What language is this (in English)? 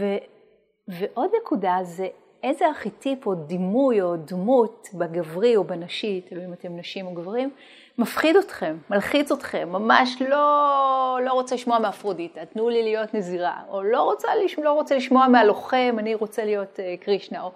Hebrew